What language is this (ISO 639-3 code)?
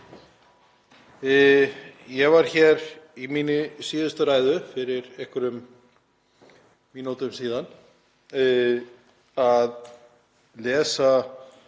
isl